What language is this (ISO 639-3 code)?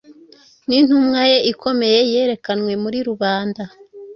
kin